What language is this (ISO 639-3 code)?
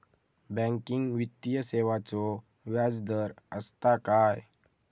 mar